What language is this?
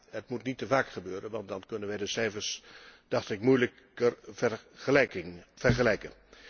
Dutch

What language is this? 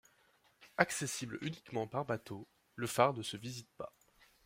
French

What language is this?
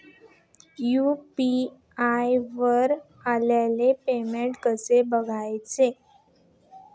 Marathi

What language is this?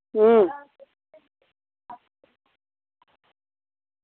Dogri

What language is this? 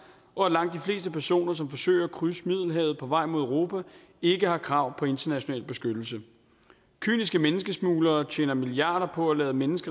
Danish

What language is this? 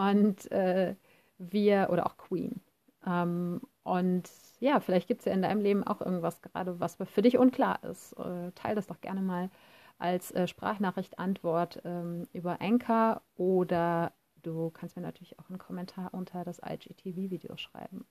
German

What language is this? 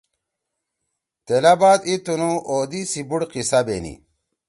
Torwali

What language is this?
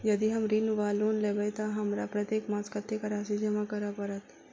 Maithili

